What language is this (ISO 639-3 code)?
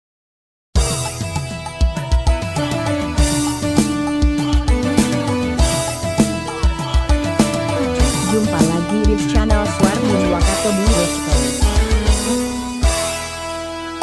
ind